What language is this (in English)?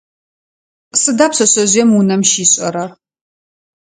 Adyghe